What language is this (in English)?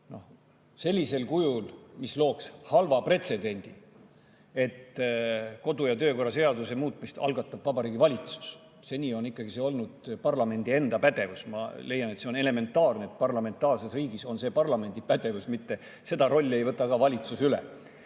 Estonian